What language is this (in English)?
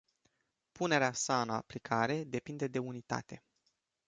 Romanian